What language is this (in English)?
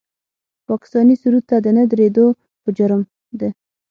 Pashto